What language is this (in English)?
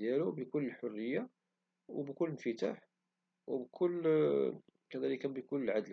Moroccan Arabic